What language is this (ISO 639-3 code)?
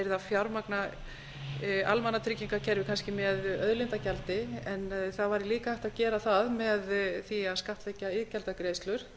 isl